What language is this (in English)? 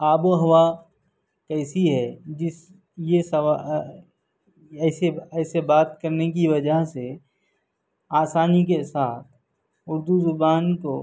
Urdu